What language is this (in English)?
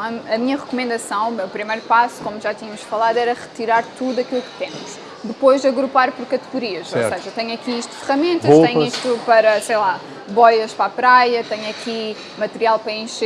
Portuguese